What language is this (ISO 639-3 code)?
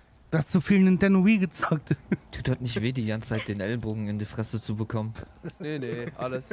deu